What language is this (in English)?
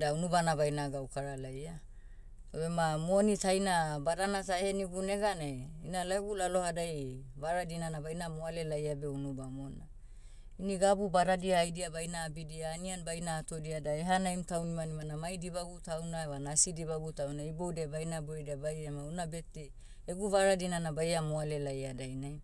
Motu